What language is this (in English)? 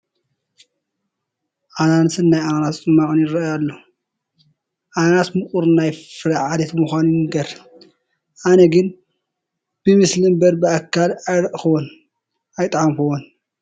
Tigrinya